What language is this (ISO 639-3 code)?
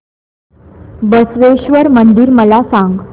mar